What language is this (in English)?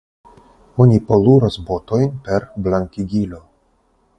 Esperanto